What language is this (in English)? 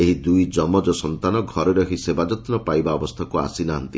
Odia